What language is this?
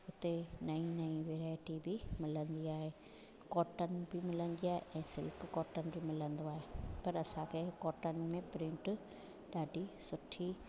Sindhi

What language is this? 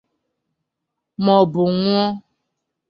Igbo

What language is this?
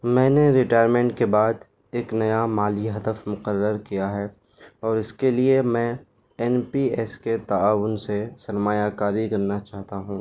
Urdu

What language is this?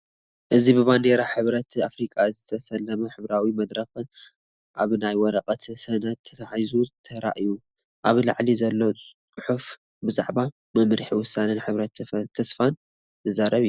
Tigrinya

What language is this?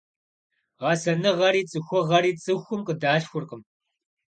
Kabardian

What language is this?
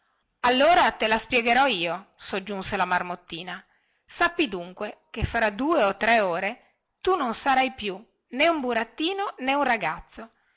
Italian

